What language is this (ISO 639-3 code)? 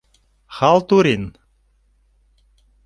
chm